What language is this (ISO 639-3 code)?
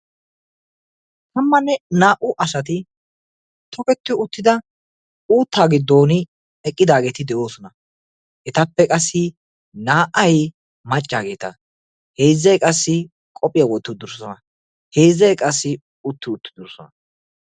wal